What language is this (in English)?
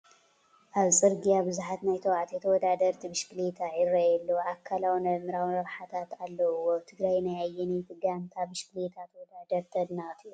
Tigrinya